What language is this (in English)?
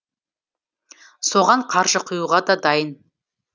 Kazakh